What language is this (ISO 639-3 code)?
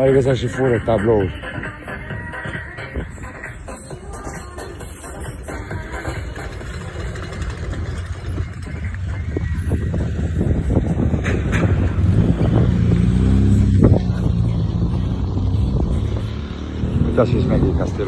ron